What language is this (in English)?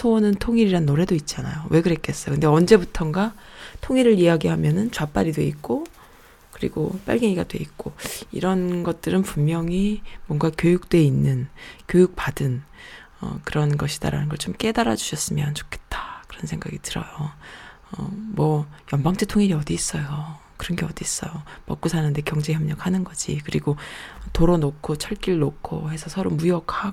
Korean